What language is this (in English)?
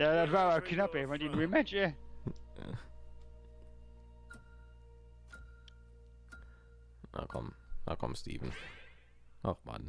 German